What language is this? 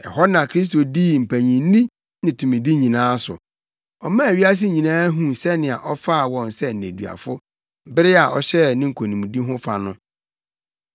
Akan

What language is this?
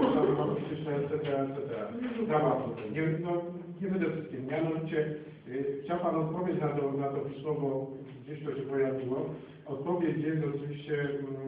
Polish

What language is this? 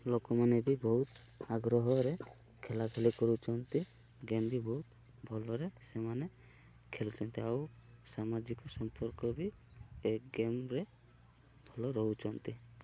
Odia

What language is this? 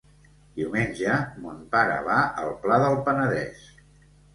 Catalan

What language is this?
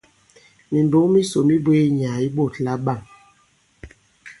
Bankon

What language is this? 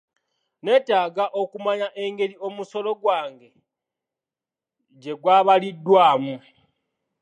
Ganda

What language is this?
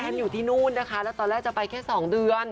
Thai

